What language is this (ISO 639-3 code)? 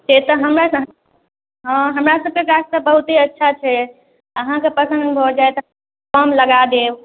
mai